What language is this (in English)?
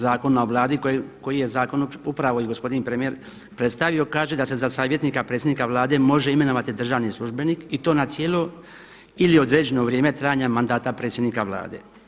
Croatian